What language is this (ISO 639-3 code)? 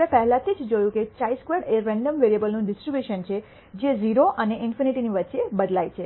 guj